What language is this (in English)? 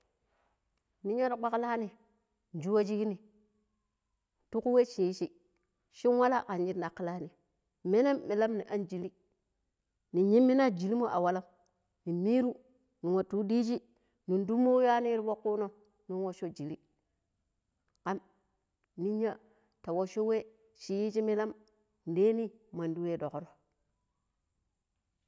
Pero